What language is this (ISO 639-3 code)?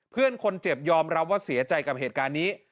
tha